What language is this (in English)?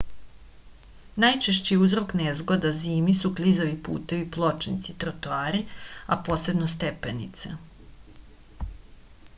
Serbian